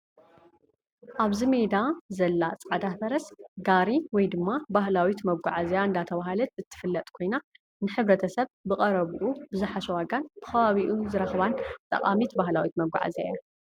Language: Tigrinya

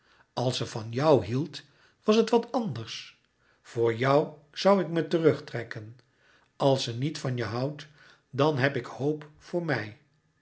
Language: Dutch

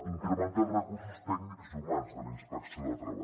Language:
Catalan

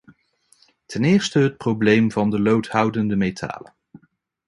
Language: Dutch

